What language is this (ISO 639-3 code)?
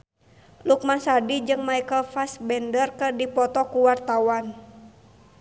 sun